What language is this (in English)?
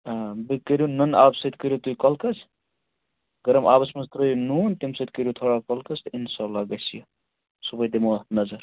Kashmiri